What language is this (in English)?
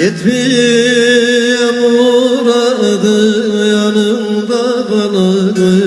Turkish